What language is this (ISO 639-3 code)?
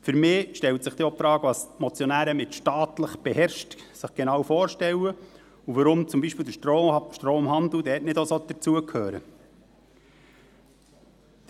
gsw